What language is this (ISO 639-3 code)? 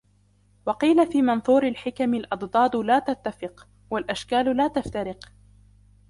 ara